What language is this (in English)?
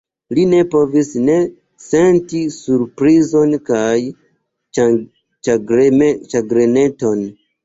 Esperanto